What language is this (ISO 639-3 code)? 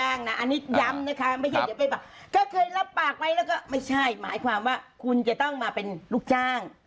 tha